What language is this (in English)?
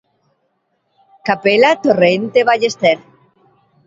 Galician